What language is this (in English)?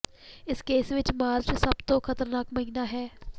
Punjabi